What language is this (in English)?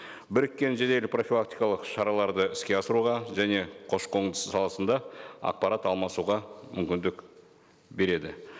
Kazakh